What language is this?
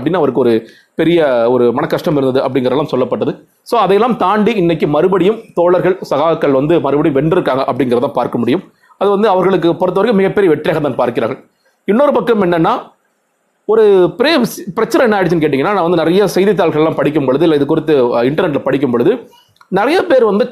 Tamil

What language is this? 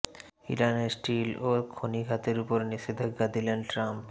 Bangla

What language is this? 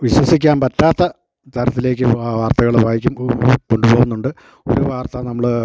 Malayalam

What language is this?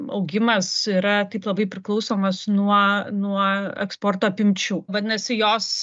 Lithuanian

